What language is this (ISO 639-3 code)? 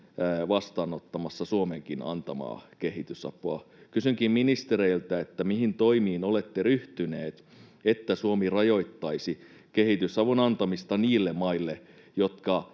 fin